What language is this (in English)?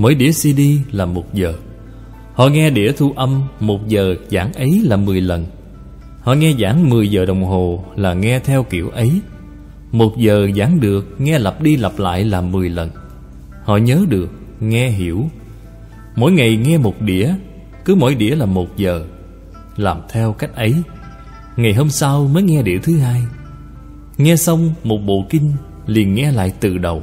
Vietnamese